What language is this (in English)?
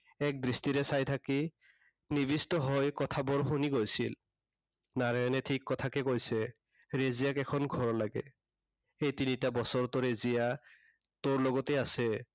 Assamese